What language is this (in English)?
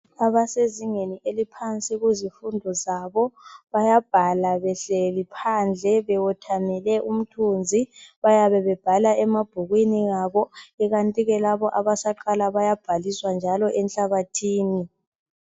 North Ndebele